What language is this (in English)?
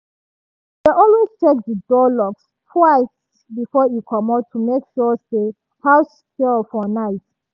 Nigerian Pidgin